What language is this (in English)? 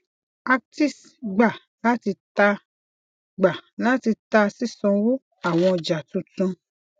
Yoruba